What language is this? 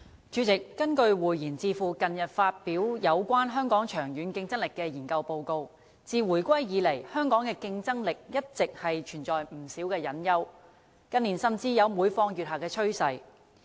Cantonese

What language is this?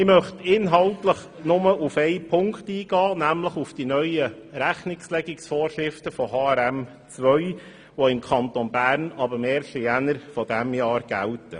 Swiss German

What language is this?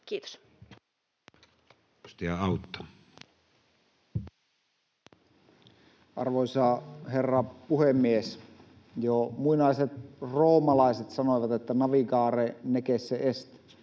Finnish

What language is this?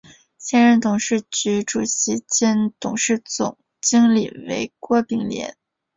Chinese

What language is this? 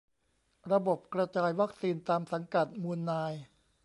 Thai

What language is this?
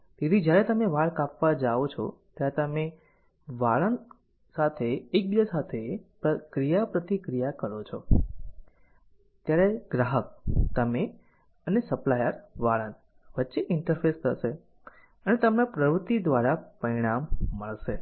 Gujarati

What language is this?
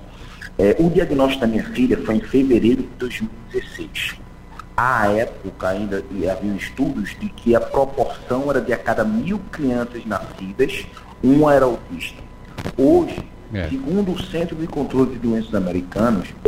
Portuguese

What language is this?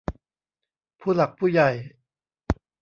Thai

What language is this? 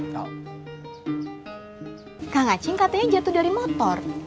Indonesian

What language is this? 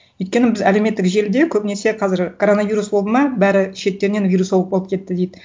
Kazakh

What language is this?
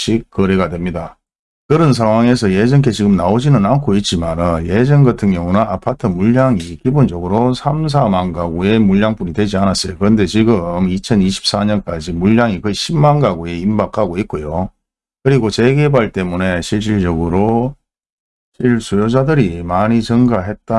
Korean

